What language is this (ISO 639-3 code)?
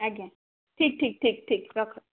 ori